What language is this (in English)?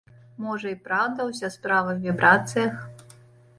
Belarusian